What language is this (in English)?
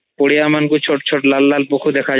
Odia